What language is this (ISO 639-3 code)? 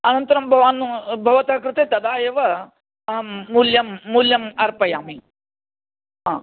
san